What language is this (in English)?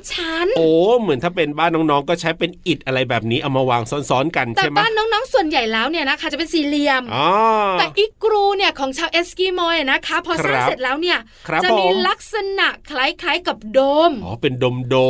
Thai